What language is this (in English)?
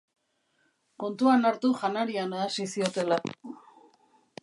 Basque